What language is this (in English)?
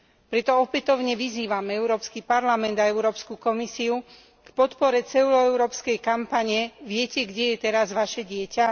Slovak